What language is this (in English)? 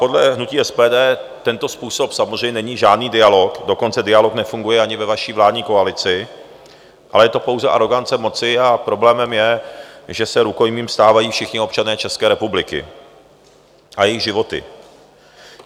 Czech